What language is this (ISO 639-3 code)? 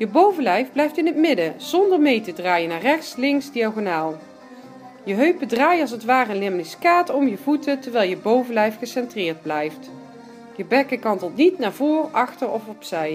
nld